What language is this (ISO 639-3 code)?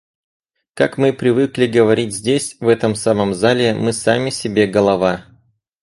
rus